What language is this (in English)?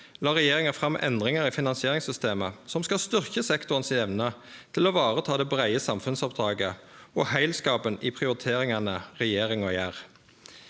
Norwegian